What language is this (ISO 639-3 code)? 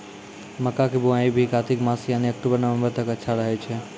mai